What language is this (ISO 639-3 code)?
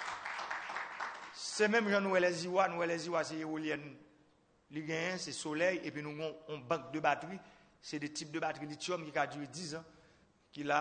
fra